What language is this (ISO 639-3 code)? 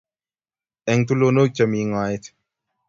kln